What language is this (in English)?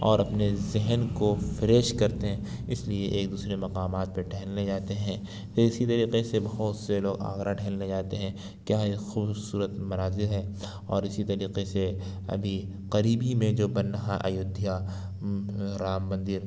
Urdu